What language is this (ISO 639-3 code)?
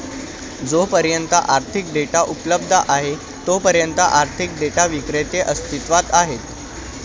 mar